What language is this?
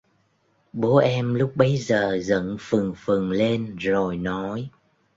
Vietnamese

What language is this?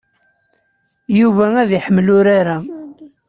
Kabyle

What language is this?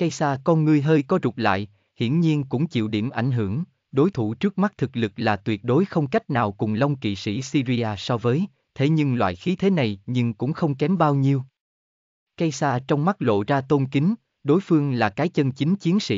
Vietnamese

